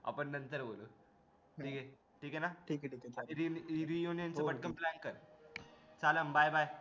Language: Marathi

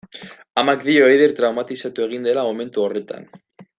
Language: Basque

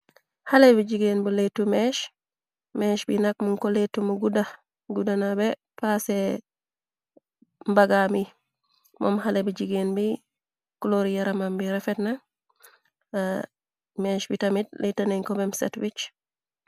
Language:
Wolof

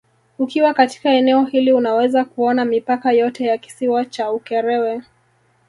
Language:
Swahili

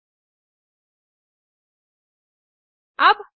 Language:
Hindi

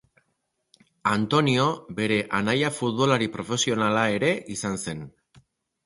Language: Basque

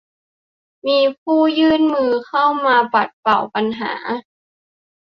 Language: Thai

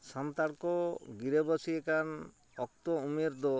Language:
Santali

